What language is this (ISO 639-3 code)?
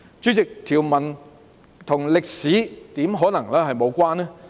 yue